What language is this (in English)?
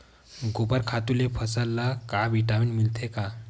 Chhattisgarhi